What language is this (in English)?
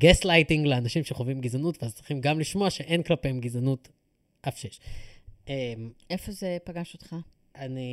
Hebrew